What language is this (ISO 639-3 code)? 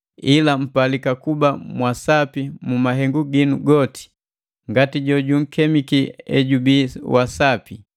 mgv